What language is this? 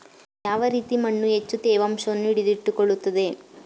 Kannada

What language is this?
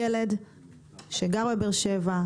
Hebrew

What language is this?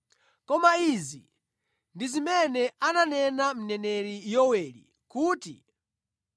Nyanja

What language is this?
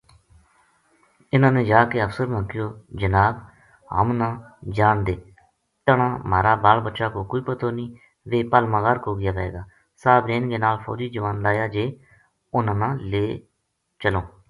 Gujari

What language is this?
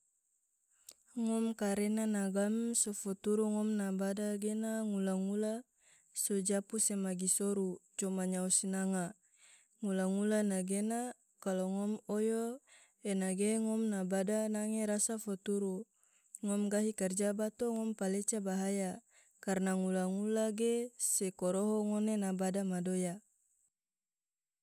Tidore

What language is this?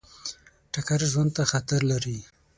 Pashto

